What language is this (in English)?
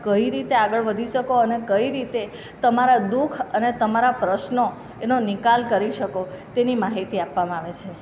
Gujarati